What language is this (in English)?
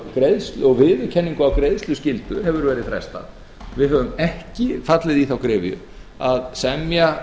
Icelandic